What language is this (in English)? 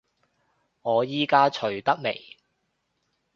Cantonese